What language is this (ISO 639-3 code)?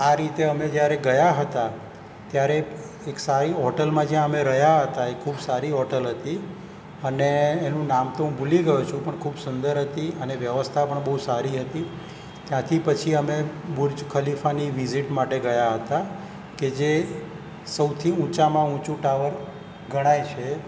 guj